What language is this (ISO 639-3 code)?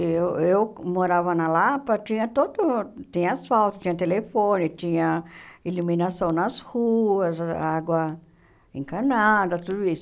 por